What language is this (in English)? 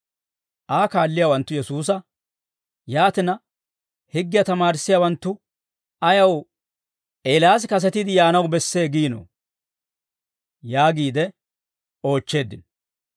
Dawro